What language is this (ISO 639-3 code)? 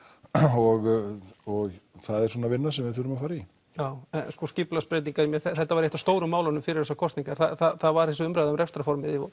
isl